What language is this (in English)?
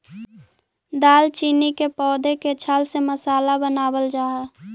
Magahi